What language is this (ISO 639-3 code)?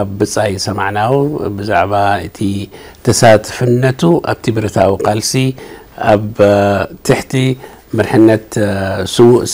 ara